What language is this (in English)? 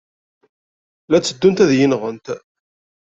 Kabyle